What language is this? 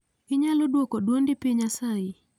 Luo (Kenya and Tanzania)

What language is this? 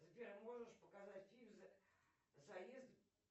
Russian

